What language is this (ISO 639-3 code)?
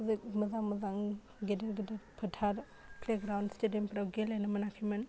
brx